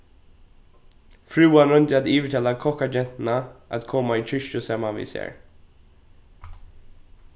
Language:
Faroese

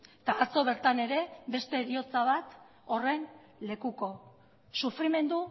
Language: Basque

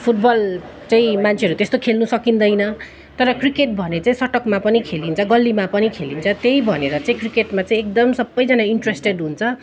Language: Nepali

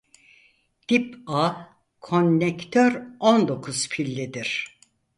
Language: Turkish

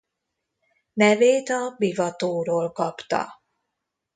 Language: Hungarian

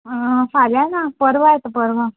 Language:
Konkani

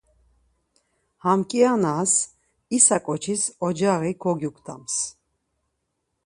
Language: Laz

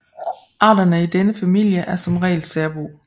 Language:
Danish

